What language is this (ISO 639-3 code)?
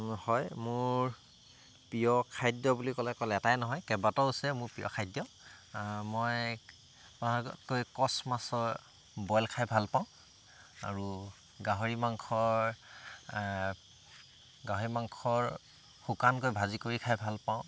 asm